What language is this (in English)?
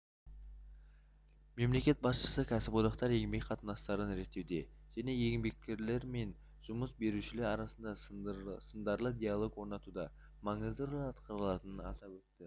Kazakh